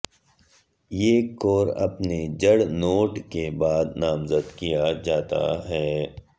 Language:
Urdu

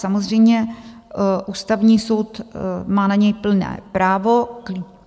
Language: Czech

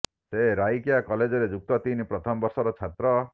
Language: Odia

